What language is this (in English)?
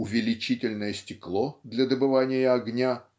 Russian